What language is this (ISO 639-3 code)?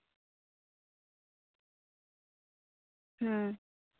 sat